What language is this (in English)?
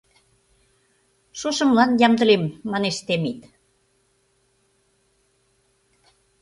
Mari